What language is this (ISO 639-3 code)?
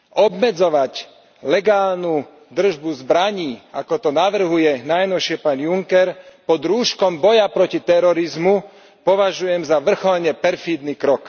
slk